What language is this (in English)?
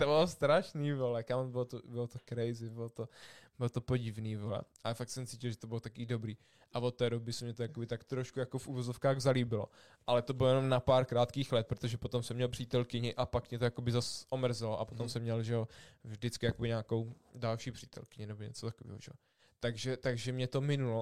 Czech